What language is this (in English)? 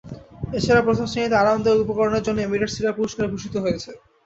Bangla